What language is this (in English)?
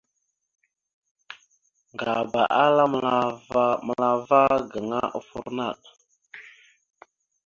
Mada (Cameroon)